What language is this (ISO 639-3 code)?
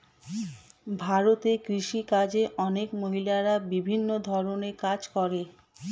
ben